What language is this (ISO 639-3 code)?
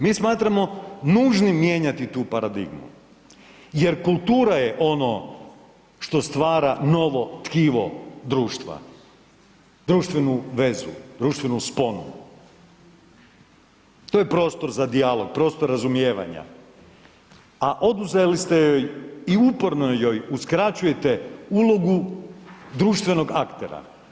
hrv